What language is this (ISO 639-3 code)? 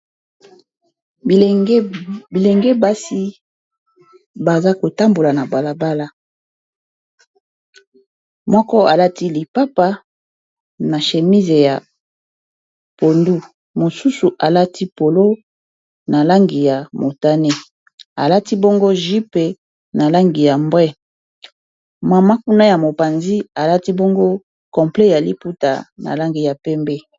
lin